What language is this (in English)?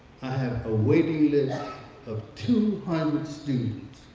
English